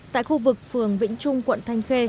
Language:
Vietnamese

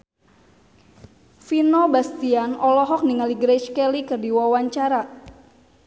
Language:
Sundanese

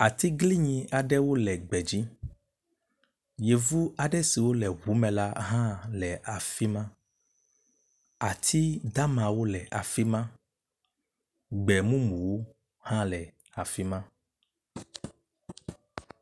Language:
Ewe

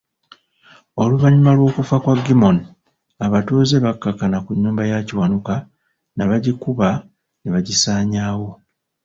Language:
Ganda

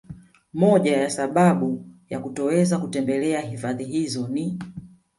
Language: Swahili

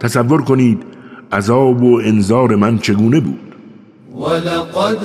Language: Persian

